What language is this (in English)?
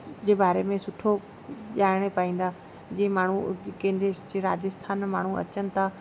Sindhi